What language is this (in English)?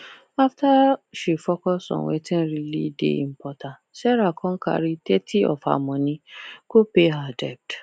Nigerian Pidgin